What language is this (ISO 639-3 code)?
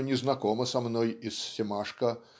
rus